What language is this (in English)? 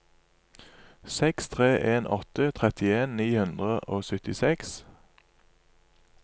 Norwegian